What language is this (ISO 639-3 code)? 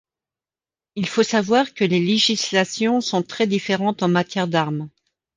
fra